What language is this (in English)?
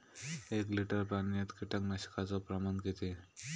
Marathi